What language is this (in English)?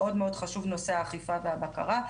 Hebrew